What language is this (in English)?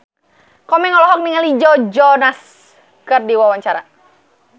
Sundanese